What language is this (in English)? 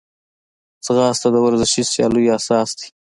Pashto